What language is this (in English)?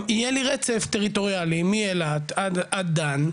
Hebrew